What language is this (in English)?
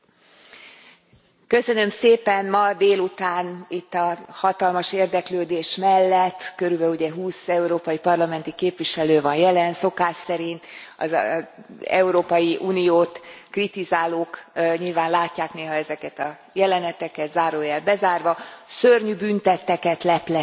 Hungarian